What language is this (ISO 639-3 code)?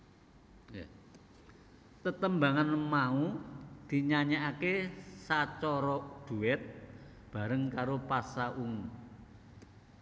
jav